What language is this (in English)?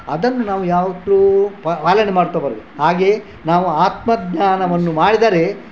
Kannada